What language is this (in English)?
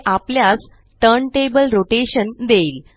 Marathi